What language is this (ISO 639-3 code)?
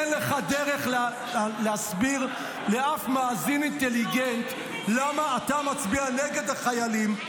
heb